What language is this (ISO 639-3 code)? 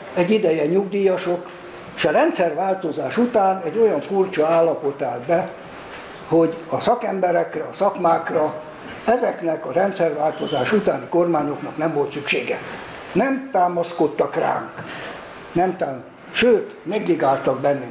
hun